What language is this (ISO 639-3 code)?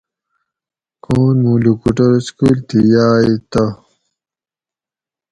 gwc